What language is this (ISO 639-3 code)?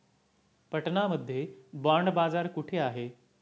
mar